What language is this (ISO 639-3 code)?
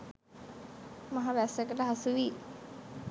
sin